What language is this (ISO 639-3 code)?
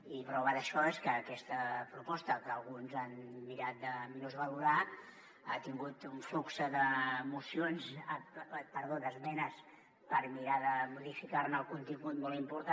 cat